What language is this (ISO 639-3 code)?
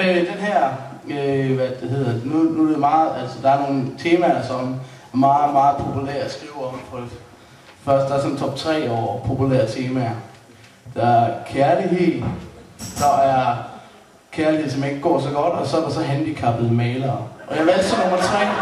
dan